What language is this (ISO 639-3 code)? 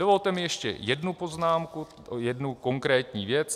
ces